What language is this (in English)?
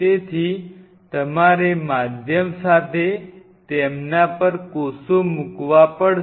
Gujarati